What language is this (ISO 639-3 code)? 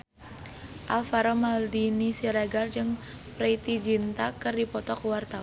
sun